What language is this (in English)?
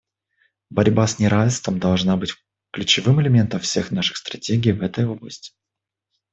Russian